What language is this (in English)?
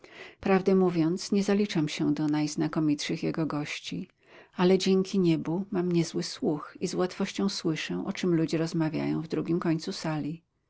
Polish